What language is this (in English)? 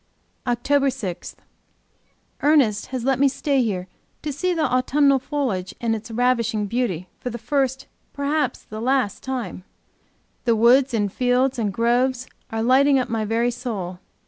English